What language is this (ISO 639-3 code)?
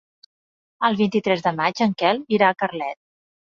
cat